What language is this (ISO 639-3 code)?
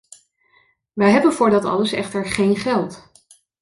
nld